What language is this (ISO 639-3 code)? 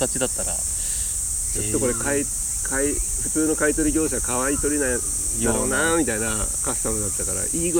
jpn